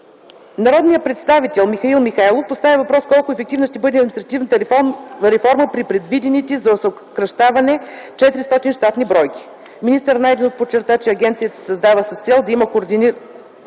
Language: Bulgarian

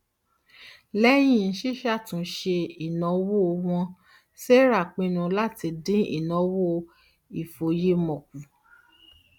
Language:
Yoruba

